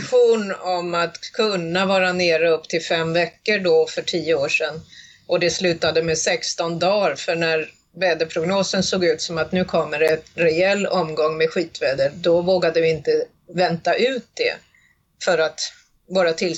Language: Swedish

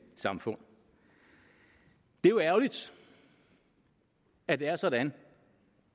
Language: Danish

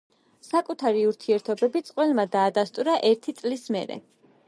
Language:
Georgian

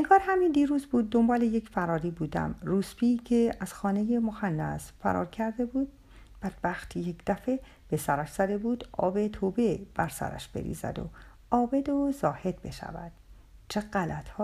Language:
Persian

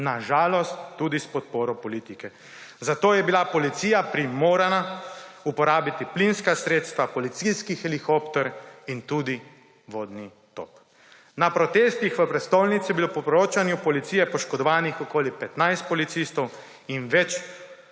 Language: Slovenian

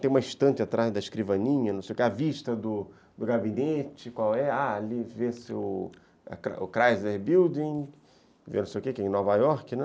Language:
Portuguese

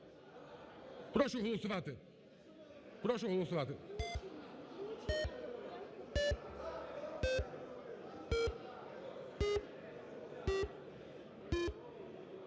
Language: Ukrainian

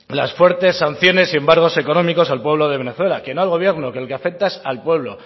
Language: Spanish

